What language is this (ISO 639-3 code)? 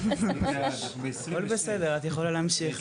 heb